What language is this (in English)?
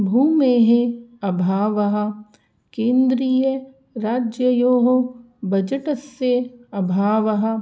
Sanskrit